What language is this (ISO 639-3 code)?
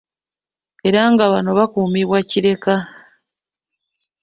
lug